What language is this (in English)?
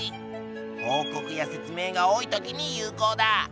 Japanese